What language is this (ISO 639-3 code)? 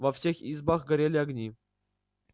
rus